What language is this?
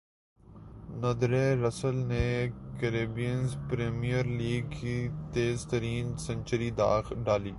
Urdu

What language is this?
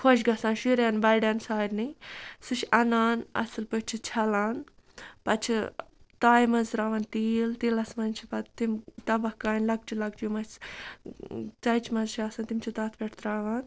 Kashmiri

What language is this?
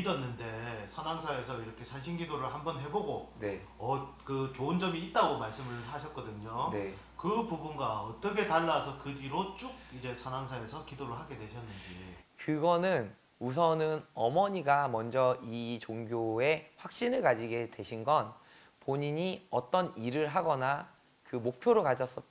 Korean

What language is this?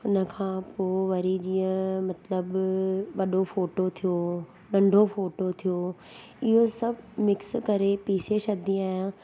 Sindhi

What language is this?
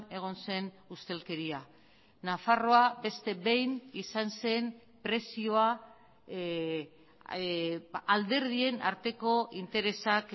Basque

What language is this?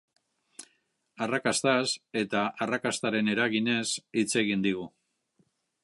Basque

